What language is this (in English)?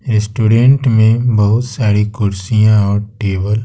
Hindi